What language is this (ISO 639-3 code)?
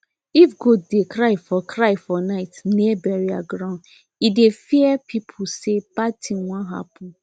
pcm